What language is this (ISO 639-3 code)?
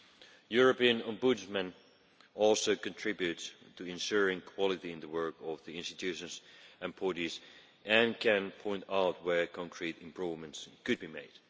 eng